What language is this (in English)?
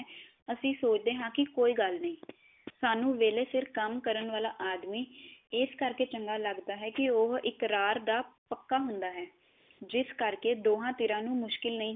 Punjabi